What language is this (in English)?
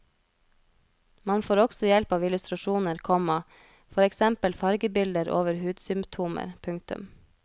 Norwegian